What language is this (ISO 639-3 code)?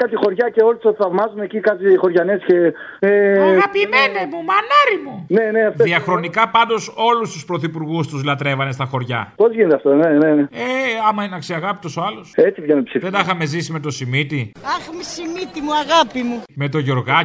ell